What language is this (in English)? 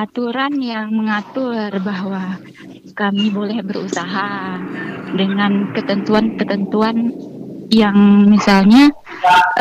Indonesian